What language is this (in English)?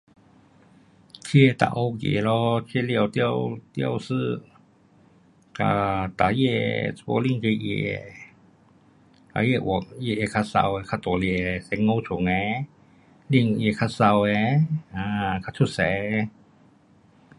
Pu-Xian Chinese